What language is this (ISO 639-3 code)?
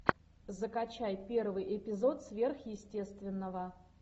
rus